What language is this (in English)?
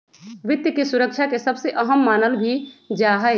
Magahi